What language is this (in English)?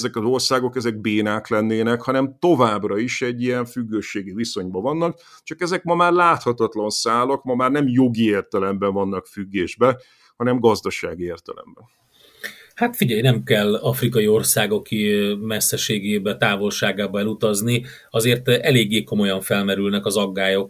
Hungarian